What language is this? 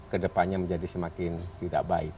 Indonesian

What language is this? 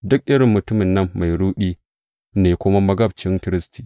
Hausa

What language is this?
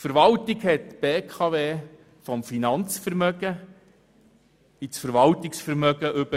Swiss German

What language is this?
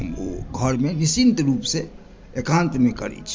Maithili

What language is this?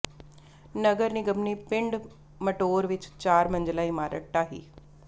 Punjabi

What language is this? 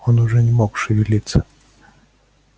Russian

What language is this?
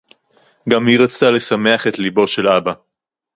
Hebrew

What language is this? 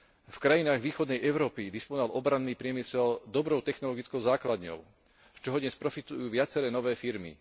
Slovak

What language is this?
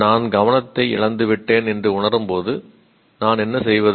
Tamil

